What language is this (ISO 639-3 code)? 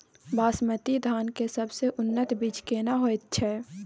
mai